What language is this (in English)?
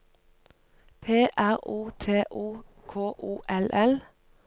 Norwegian